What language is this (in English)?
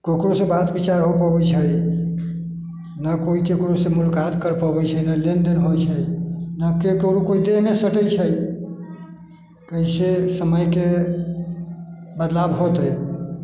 Maithili